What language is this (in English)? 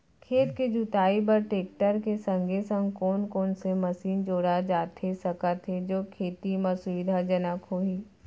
Chhattisgarhi